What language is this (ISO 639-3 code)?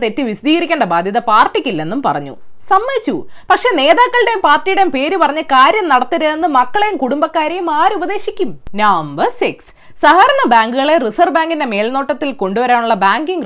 mal